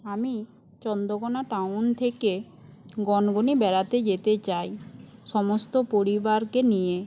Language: Bangla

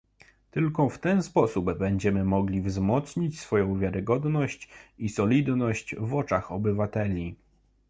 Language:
Polish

